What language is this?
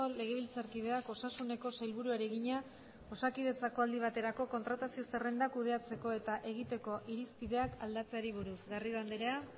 Basque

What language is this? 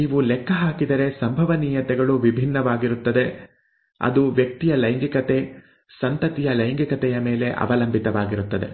Kannada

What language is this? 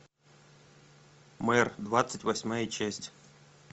Russian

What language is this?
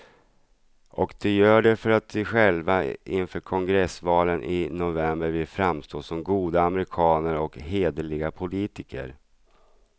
Swedish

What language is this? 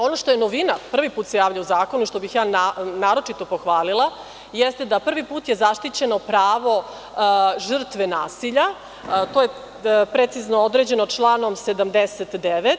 Serbian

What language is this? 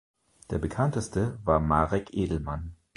German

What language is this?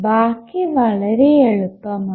Malayalam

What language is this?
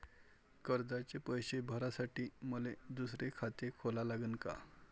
Marathi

